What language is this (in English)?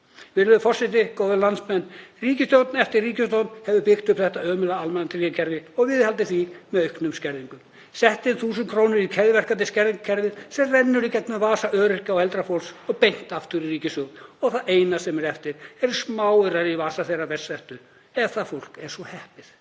Icelandic